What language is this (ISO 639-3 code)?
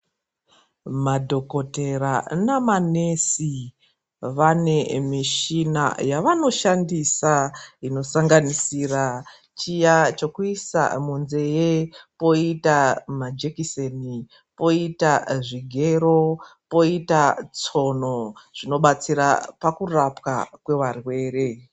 ndc